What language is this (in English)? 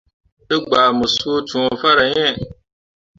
Mundang